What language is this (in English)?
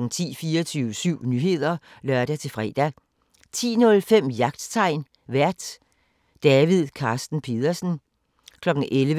Danish